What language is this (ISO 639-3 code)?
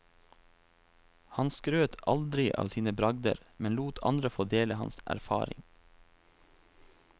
nor